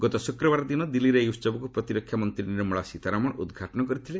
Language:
Odia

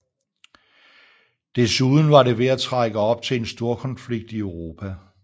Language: Danish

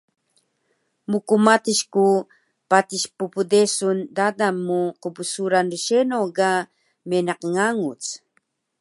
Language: Taroko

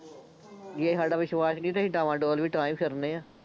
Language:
Punjabi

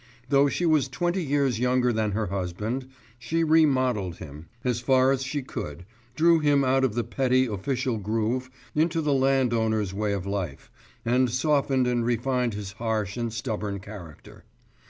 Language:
English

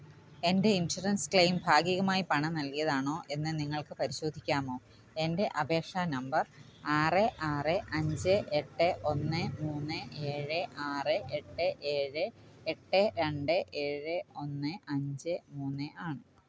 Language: Malayalam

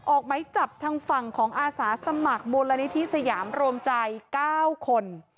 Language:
Thai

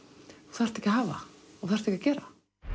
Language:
Icelandic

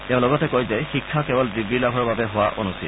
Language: Assamese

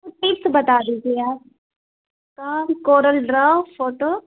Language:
Urdu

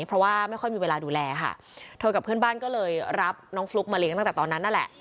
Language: Thai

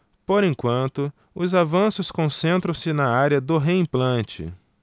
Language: Portuguese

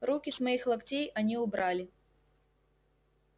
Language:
Russian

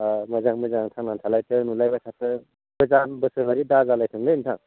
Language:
Bodo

